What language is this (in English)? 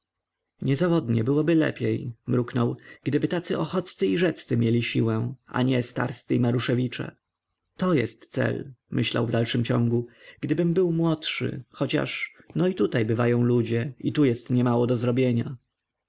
Polish